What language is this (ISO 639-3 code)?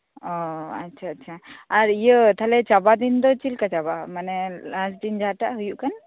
sat